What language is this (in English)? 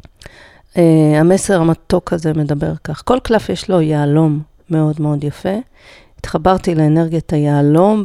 Hebrew